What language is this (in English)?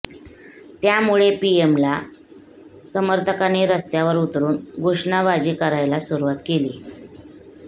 Marathi